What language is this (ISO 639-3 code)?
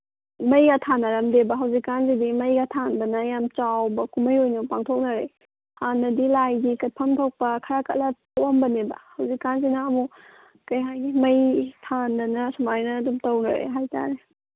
mni